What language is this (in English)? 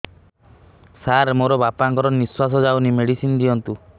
Odia